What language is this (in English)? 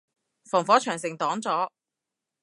Cantonese